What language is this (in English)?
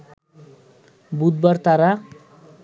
Bangla